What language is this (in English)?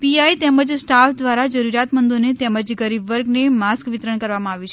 Gujarati